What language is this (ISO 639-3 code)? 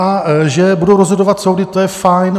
ces